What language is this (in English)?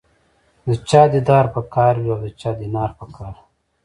Pashto